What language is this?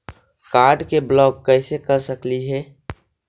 Magahi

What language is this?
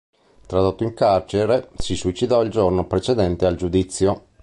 Italian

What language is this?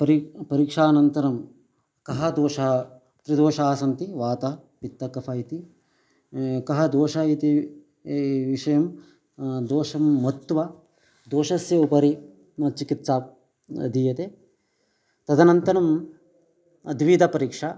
Sanskrit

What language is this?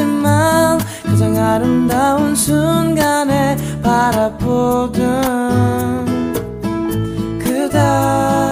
Korean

